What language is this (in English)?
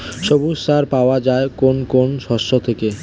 Bangla